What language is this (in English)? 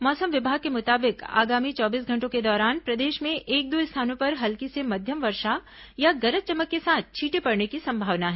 Hindi